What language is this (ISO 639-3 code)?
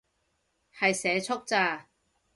yue